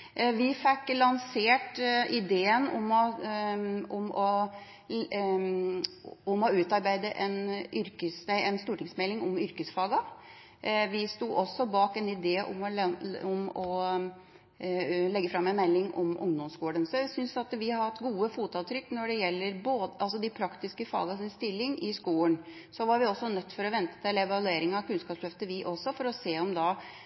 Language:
Norwegian Bokmål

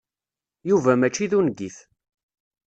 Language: Kabyle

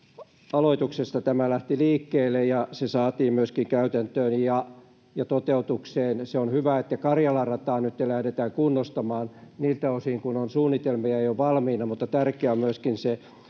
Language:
Finnish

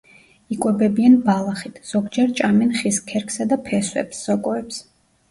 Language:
Georgian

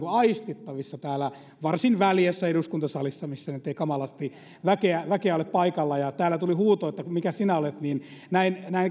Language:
Finnish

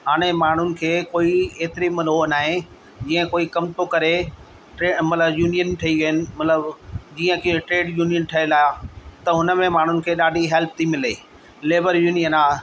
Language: Sindhi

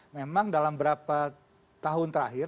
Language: Indonesian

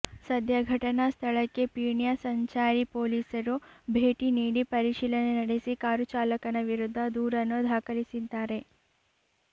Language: Kannada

